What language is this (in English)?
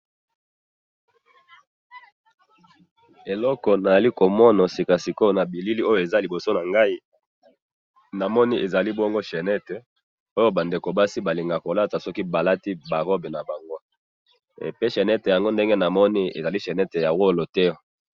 Lingala